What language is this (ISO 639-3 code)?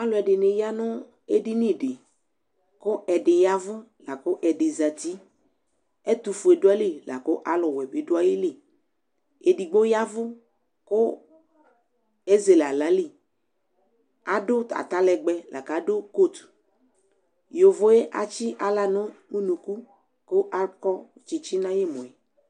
kpo